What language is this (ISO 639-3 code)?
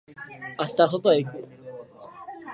jpn